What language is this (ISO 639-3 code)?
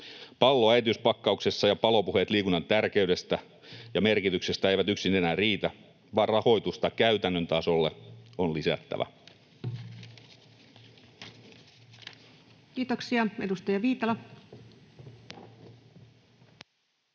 fin